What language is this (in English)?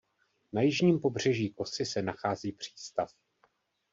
Czech